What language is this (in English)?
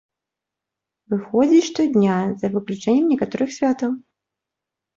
Belarusian